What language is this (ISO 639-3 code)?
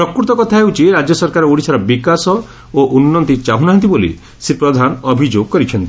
ori